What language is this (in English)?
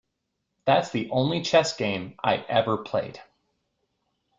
English